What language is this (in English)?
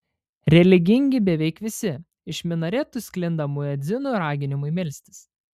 Lithuanian